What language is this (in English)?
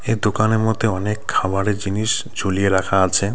Bangla